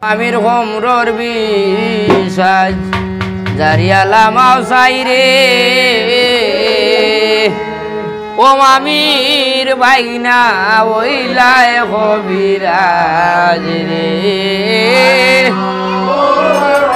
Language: Thai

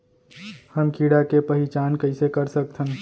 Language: Chhattisgarhi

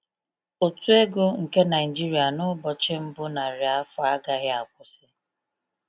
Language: Igbo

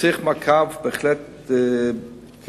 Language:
Hebrew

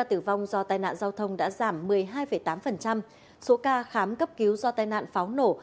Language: Vietnamese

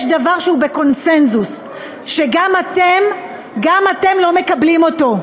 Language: Hebrew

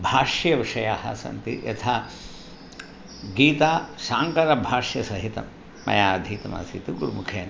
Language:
Sanskrit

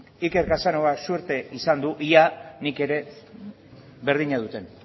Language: Basque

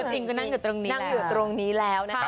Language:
Thai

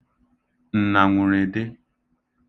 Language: Igbo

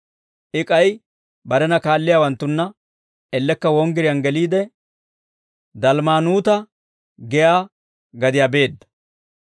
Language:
Dawro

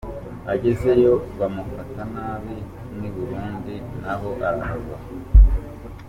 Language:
Kinyarwanda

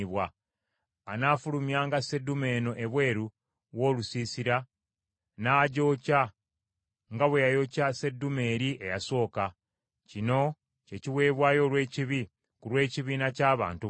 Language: Ganda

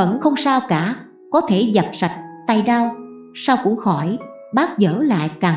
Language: Vietnamese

